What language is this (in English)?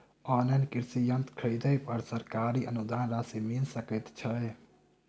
Maithili